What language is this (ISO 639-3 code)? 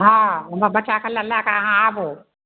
mai